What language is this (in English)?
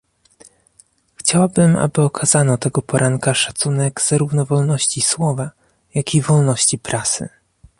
Polish